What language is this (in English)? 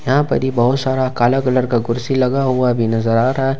Hindi